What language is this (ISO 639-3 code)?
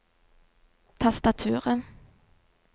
nor